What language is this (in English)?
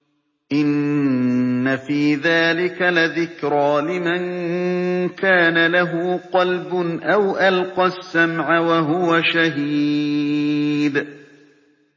Arabic